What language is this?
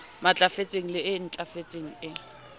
Southern Sotho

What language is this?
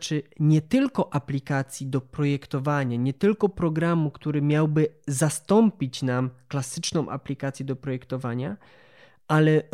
Polish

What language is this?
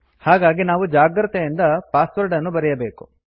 Kannada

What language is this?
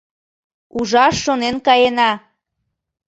Mari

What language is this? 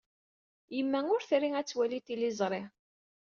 Kabyle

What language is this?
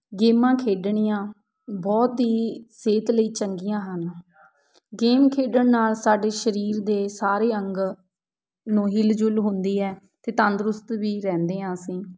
Punjabi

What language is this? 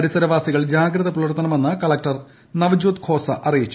Malayalam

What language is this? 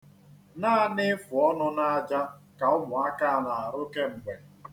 Igbo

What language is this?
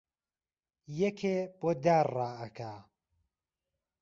Central Kurdish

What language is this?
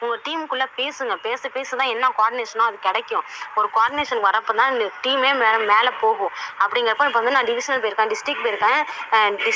Tamil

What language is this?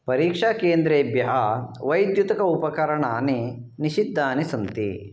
Sanskrit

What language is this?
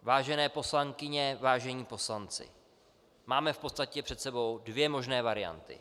Czech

